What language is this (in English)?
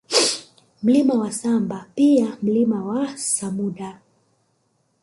Swahili